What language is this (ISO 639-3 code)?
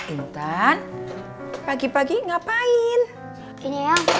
ind